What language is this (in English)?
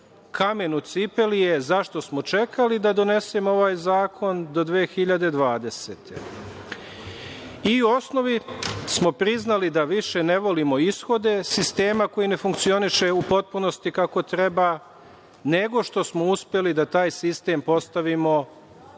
Serbian